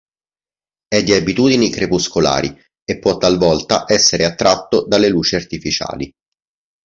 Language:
Italian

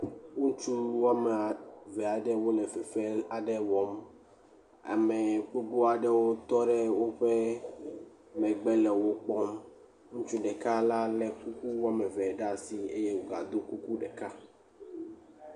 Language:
Ewe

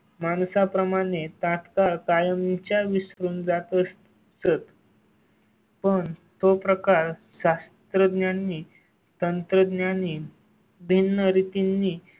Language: Marathi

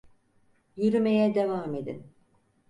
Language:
Turkish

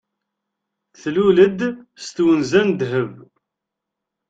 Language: Kabyle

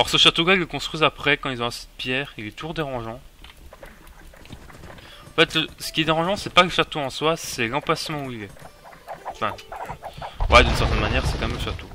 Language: French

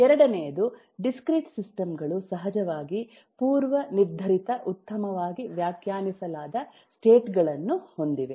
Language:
Kannada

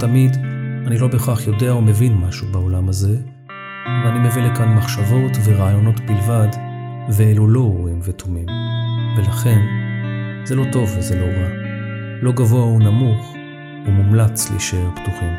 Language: Hebrew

